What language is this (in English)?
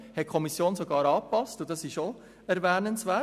Swiss German